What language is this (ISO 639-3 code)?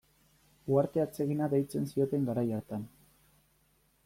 eus